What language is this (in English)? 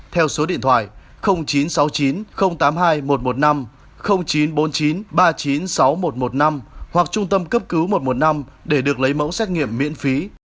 Vietnamese